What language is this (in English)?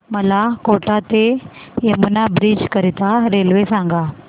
Marathi